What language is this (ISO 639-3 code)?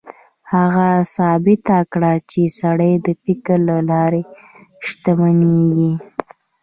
pus